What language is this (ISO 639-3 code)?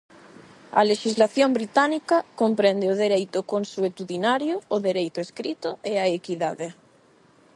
glg